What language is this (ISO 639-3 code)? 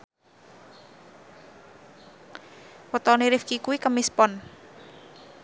jav